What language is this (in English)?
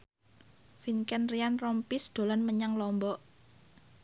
Javanese